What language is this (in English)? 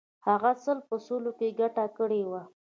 Pashto